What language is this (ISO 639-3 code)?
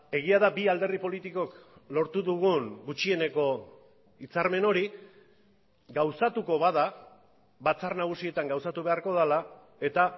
eus